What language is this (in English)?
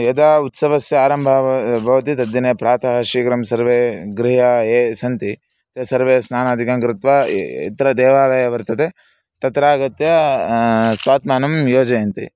Sanskrit